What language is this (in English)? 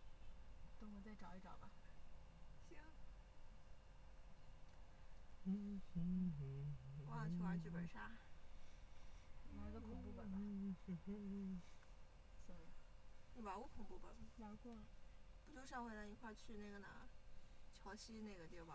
Chinese